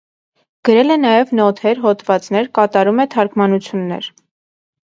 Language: Armenian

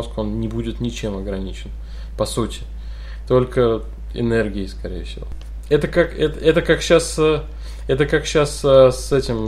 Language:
Russian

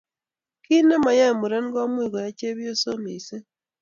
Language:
Kalenjin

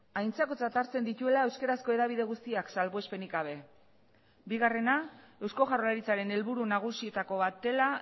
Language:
Basque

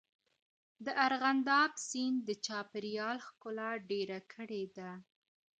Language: Pashto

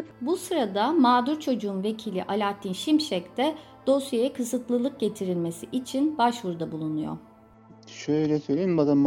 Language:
Turkish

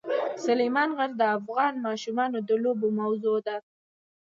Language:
Pashto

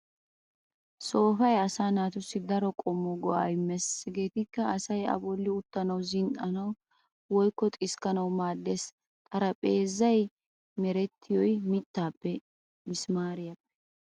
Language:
Wolaytta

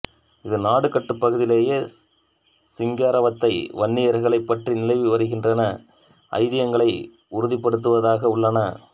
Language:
Tamil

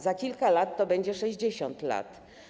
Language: Polish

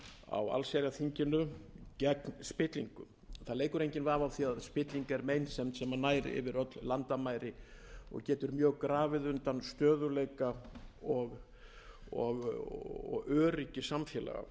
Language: Icelandic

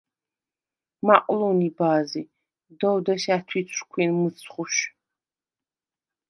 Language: Svan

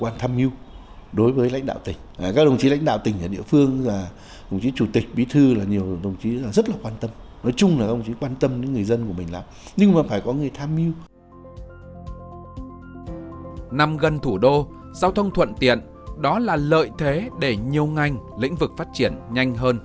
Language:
Vietnamese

